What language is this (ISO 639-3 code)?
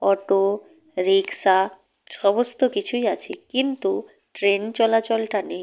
ben